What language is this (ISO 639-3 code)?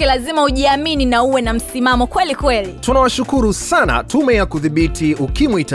swa